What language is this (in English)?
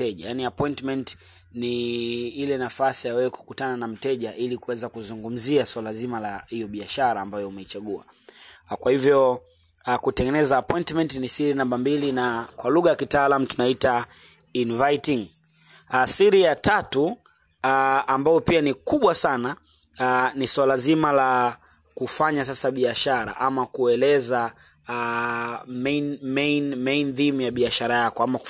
Swahili